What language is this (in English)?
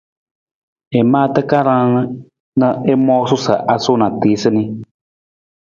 Nawdm